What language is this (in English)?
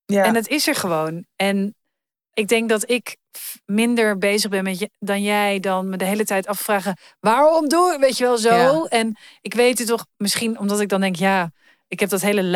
Dutch